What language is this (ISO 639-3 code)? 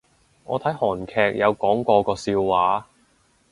yue